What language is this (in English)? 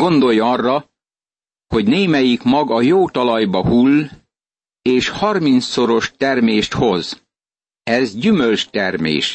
Hungarian